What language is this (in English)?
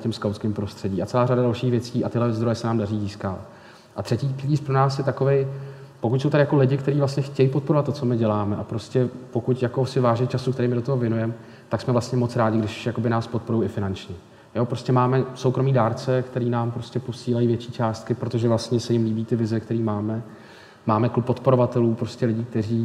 Czech